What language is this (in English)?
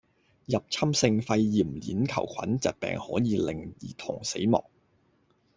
Cantonese